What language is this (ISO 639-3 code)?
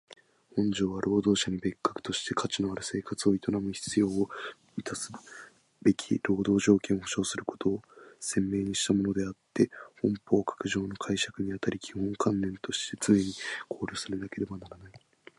jpn